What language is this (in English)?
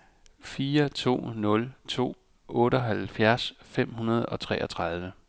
Danish